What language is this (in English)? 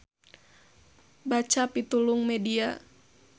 Sundanese